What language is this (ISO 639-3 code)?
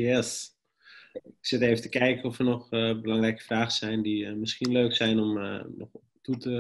nld